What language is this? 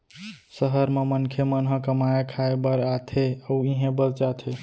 Chhattisgarhi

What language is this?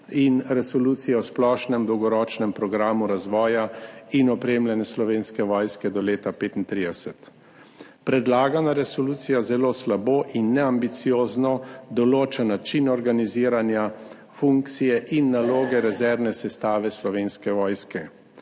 Slovenian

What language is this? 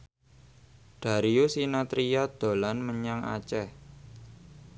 Javanese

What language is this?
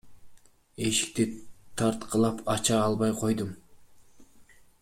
Kyrgyz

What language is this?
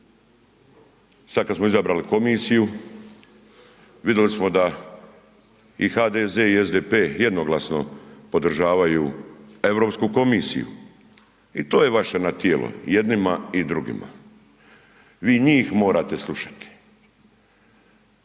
Croatian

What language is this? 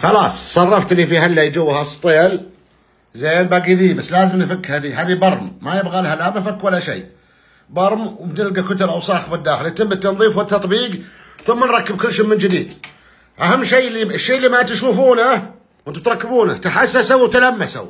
Arabic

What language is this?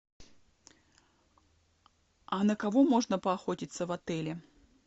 Russian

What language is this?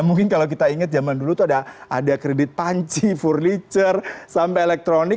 Indonesian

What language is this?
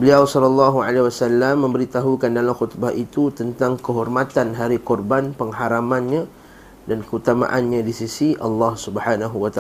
Malay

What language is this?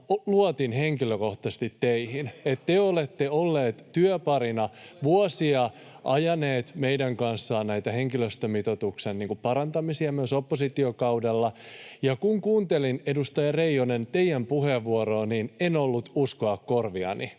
Finnish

